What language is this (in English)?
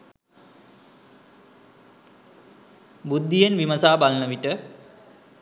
Sinhala